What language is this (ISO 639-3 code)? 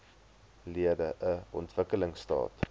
afr